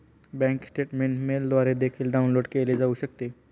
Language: Marathi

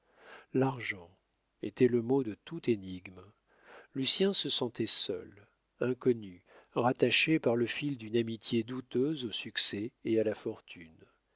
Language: French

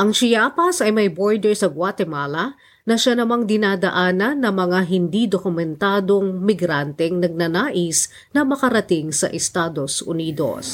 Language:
Filipino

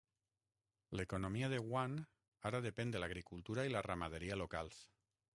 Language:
Catalan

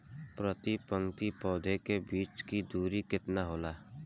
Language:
Bhojpuri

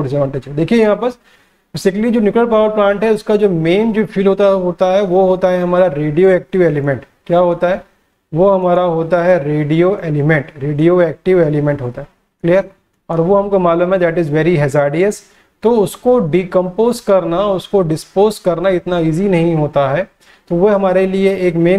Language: Hindi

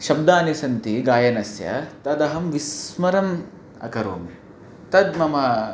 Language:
Sanskrit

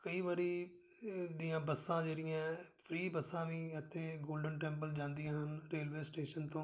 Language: Punjabi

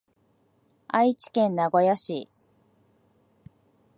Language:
Japanese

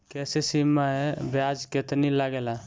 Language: Bhojpuri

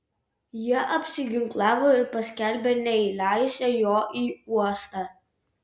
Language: Lithuanian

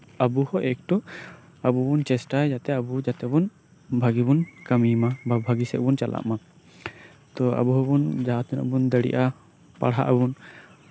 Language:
Santali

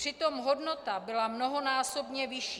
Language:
Czech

